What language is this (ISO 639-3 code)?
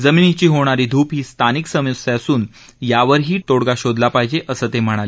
mar